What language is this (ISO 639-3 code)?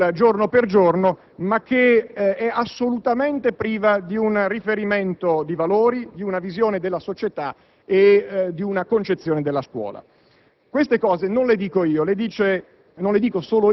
ita